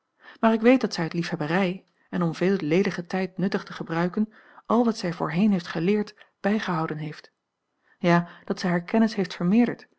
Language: Dutch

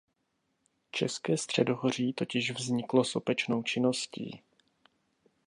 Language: Czech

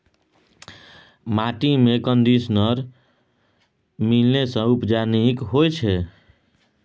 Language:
Maithili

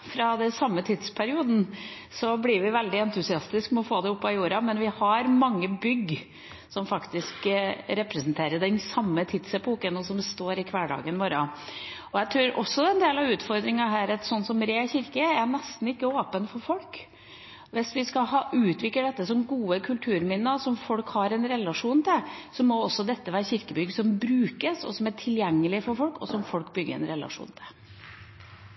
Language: Norwegian Bokmål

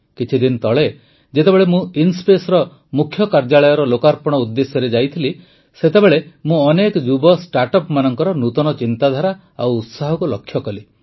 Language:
Odia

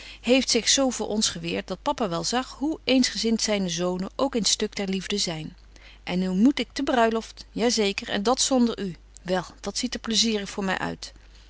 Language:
Dutch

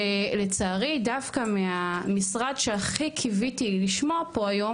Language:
Hebrew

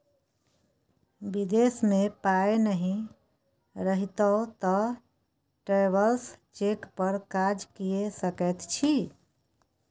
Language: Maithili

